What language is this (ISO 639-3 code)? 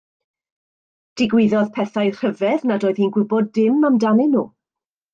cym